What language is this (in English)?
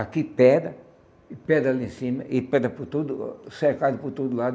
Portuguese